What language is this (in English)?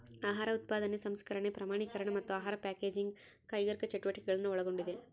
Kannada